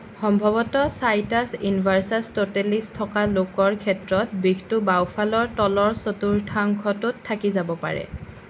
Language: Assamese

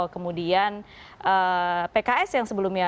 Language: Indonesian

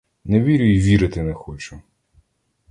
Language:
Ukrainian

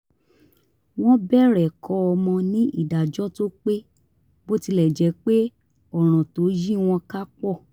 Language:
Yoruba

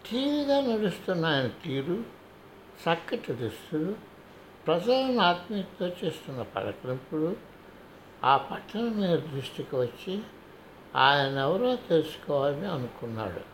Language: Telugu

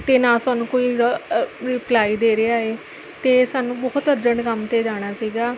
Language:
Punjabi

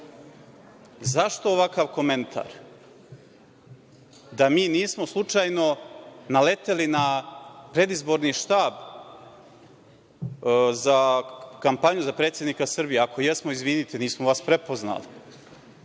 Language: Serbian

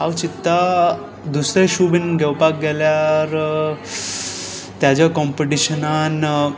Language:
Konkani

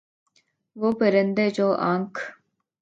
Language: Urdu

